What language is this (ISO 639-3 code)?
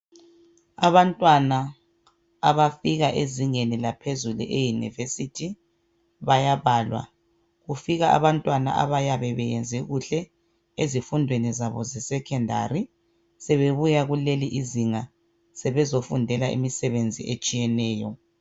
nde